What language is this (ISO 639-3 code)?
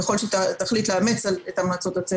heb